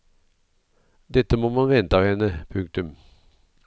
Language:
Norwegian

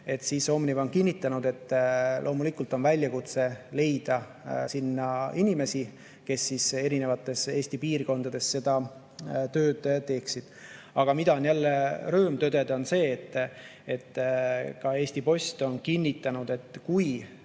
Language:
Estonian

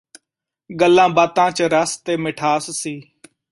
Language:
Punjabi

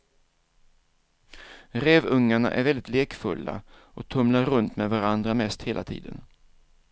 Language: Swedish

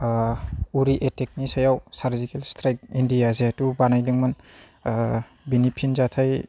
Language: Bodo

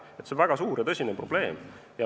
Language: Estonian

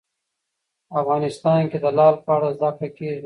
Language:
Pashto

